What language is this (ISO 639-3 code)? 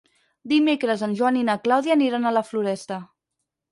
cat